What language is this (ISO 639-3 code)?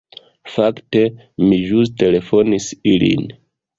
epo